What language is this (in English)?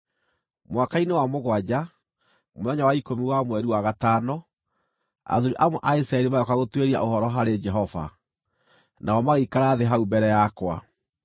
Kikuyu